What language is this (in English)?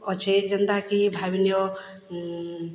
Odia